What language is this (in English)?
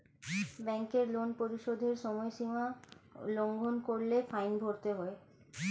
Bangla